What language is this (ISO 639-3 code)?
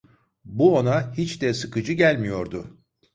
tur